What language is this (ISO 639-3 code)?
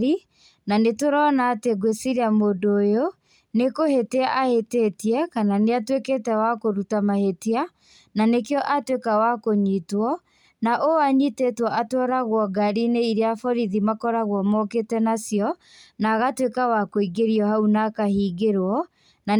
kik